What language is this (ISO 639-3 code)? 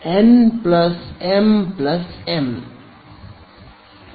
kan